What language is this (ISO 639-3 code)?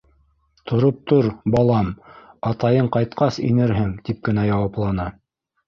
bak